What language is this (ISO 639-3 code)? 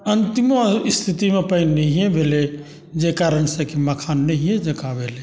mai